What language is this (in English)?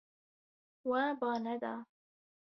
Kurdish